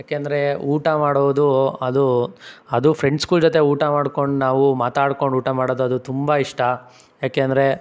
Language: Kannada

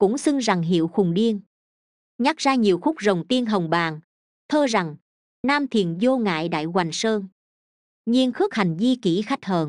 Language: Vietnamese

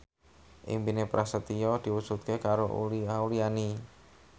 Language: Javanese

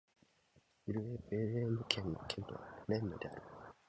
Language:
Japanese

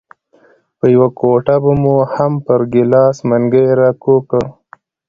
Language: Pashto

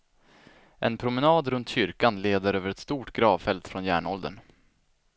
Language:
Swedish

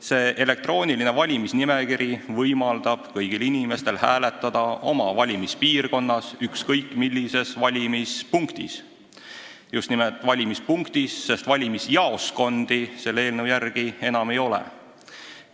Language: Estonian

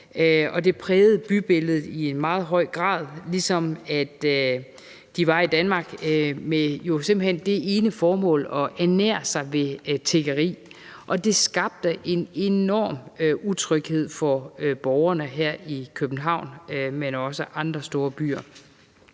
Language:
Danish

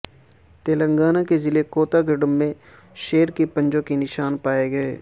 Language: Urdu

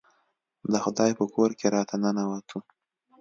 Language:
Pashto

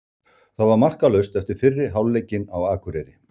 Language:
Icelandic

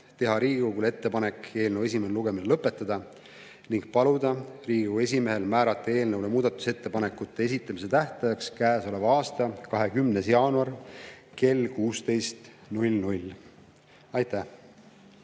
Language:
Estonian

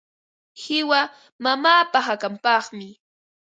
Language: Ambo-Pasco Quechua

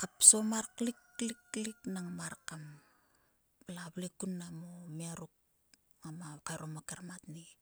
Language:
Sulka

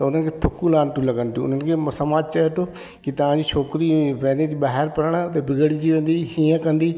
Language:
Sindhi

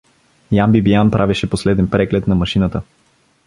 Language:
Bulgarian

